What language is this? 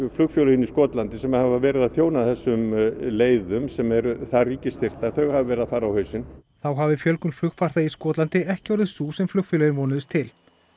Icelandic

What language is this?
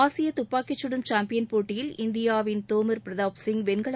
Tamil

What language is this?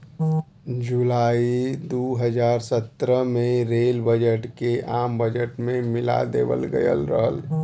Bhojpuri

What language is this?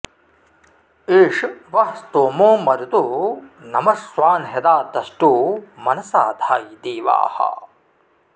Sanskrit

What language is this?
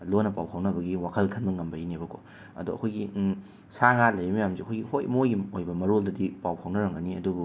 Manipuri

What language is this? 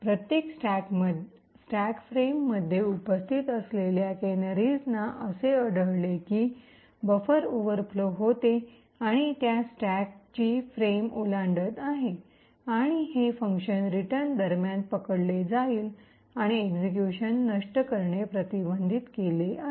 Marathi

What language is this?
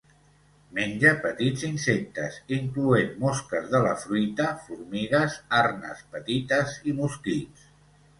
Catalan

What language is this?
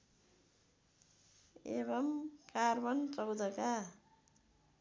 Nepali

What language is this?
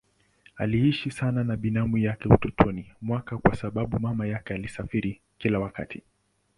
Swahili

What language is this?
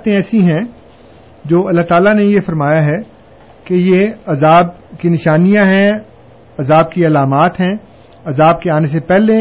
Urdu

